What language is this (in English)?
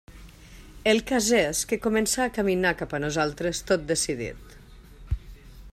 Catalan